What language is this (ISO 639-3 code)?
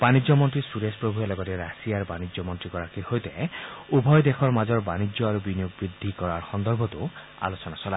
asm